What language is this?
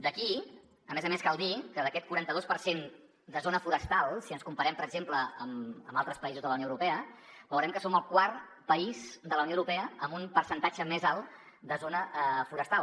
Catalan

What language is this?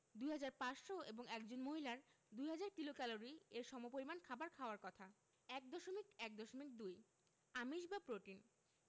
Bangla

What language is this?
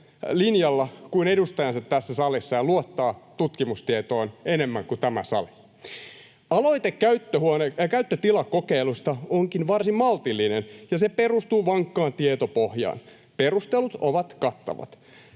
Finnish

